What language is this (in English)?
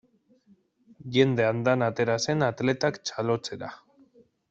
Basque